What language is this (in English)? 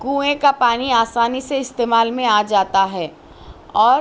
Urdu